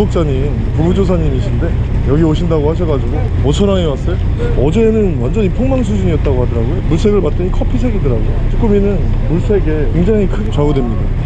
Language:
Korean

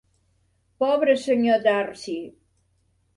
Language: Catalan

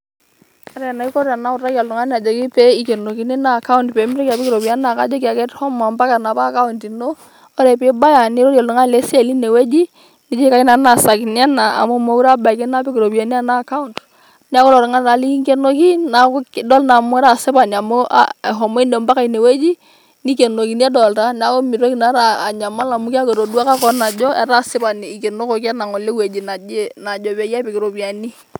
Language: Masai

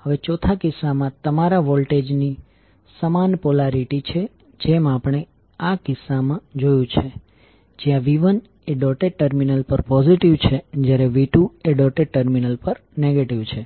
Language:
Gujarati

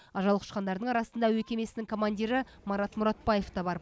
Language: Kazakh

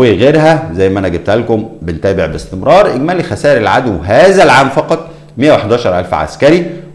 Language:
Arabic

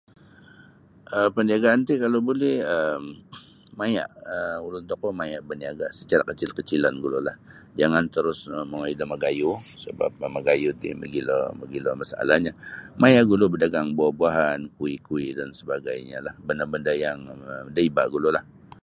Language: Sabah Bisaya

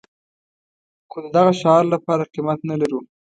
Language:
Pashto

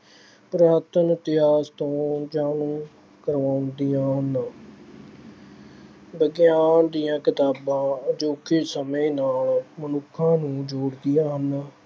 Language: Punjabi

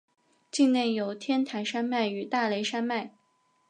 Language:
Chinese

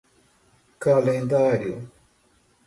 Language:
Portuguese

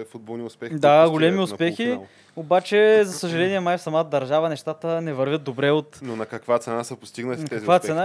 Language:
Bulgarian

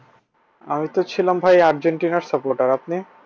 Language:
Bangla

